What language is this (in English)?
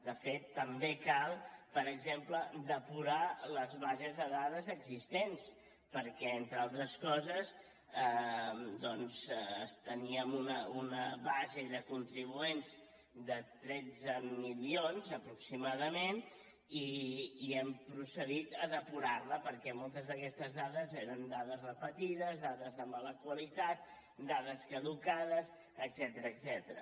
Catalan